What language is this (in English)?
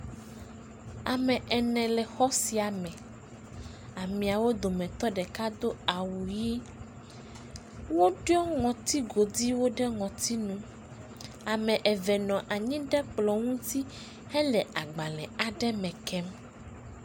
Ewe